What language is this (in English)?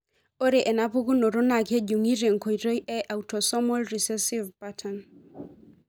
Masai